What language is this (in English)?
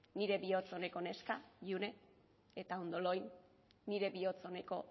Basque